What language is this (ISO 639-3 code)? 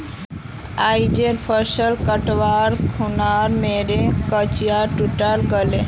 mag